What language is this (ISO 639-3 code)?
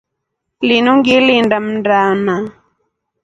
rof